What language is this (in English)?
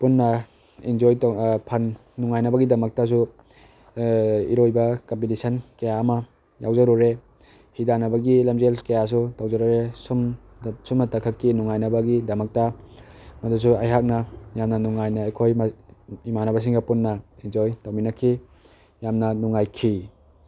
Manipuri